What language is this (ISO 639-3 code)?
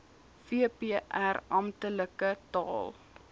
afr